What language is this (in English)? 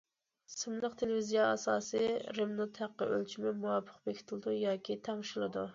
Uyghur